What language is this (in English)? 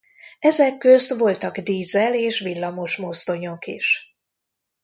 Hungarian